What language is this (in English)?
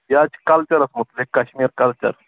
Kashmiri